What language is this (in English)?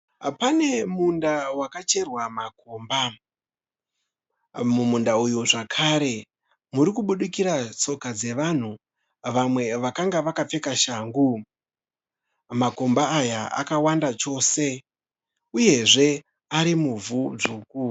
Shona